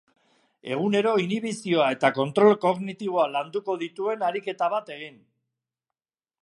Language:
Basque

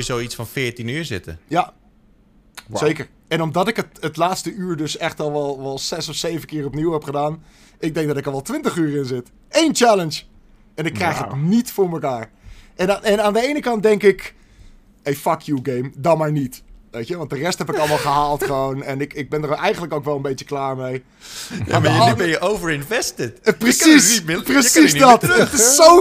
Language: Dutch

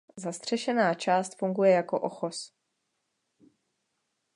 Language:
Czech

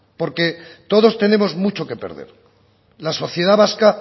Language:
Spanish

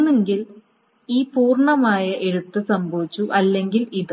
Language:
Malayalam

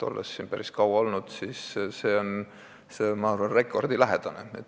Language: Estonian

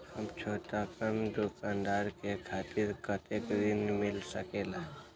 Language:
Magahi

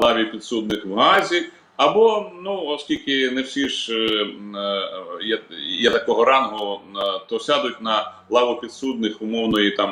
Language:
Ukrainian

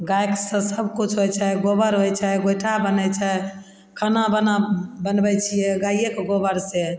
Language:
Maithili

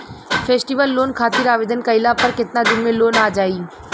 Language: Bhojpuri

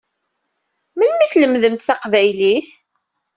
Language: Kabyle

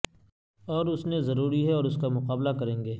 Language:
Urdu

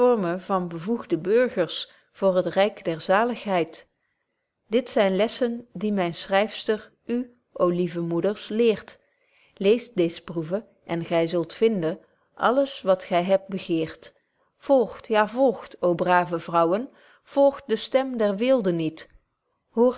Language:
Dutch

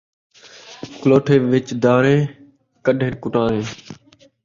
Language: Saraiki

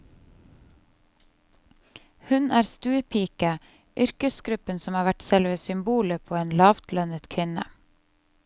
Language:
Norwegian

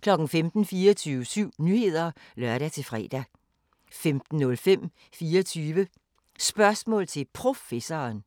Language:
Danish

